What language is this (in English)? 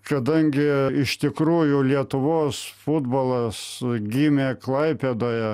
Lithuanian